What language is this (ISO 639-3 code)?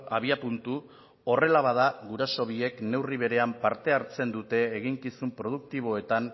eus